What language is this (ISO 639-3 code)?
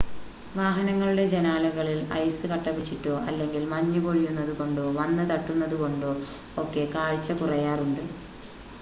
mal